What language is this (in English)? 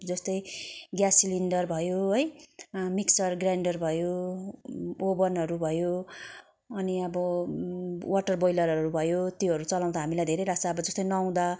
Nepali